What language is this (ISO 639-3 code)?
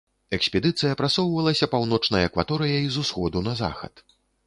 bel